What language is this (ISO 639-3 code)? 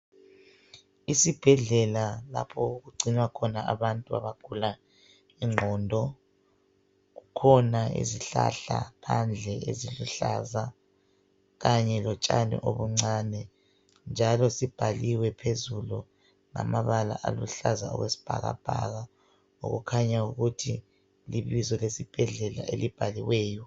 nde